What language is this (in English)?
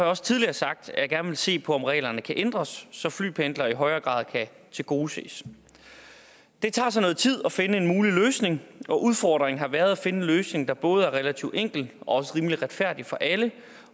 Danish